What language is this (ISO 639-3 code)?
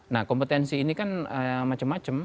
ind